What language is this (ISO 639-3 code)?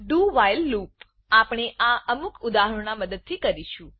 guj